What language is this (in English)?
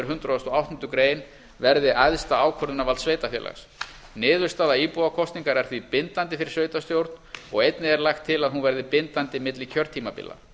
Icelandic